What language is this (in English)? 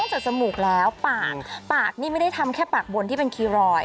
Thai